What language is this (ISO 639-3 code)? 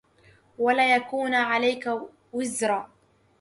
ara